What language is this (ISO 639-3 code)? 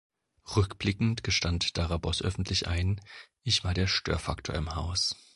deu